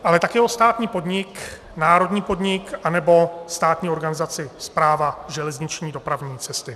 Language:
Czech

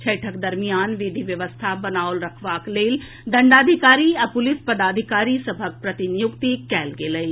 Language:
Maithili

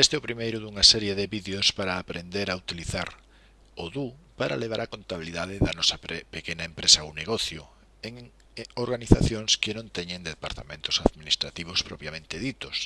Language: Spanish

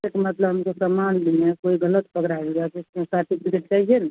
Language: Hindi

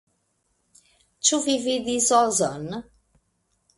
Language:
Esperanto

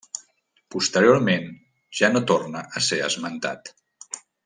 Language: Catalan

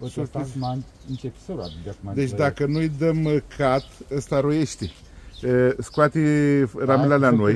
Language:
Romanian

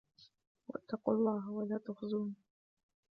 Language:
Arabic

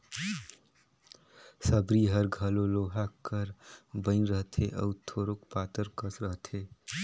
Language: Chhattisgarhi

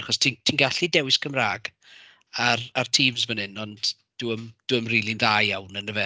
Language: Welsh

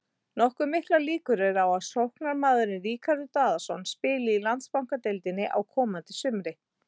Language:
Icelandic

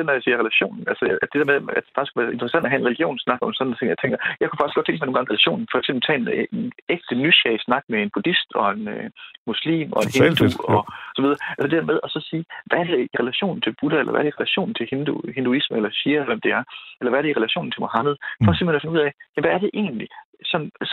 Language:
Danish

